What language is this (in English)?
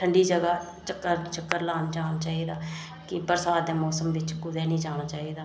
Dogri